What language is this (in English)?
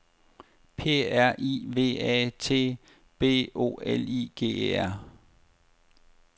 Danish